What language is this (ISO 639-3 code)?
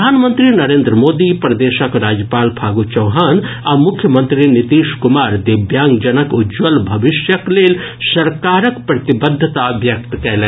mai